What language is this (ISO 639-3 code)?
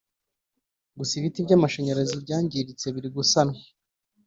kin